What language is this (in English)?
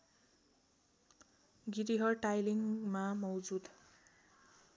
Nepali